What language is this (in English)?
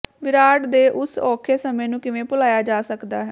Punjabi